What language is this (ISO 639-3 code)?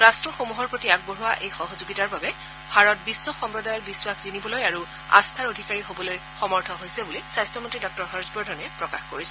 asm